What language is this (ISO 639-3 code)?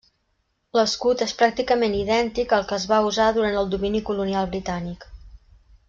cat